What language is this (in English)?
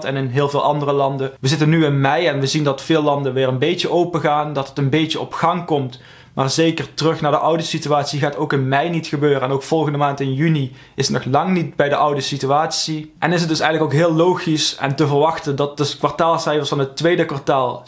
Dutch